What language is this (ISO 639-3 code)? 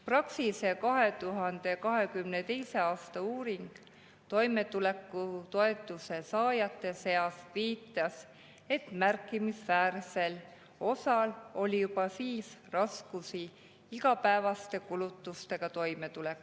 est